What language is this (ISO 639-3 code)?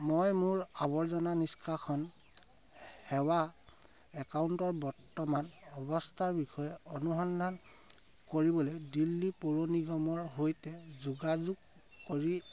asm